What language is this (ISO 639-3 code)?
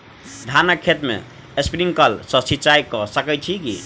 mai